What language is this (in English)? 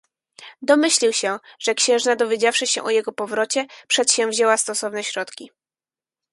Polish